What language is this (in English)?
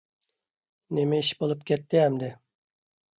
Uyghur